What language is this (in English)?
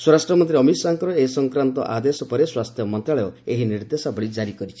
Odia